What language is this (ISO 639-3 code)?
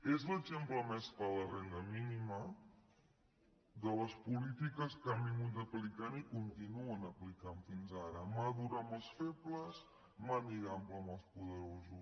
cat